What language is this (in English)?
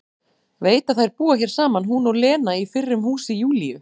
Icelandic